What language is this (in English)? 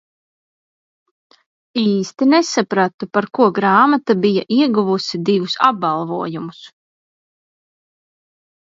Latvian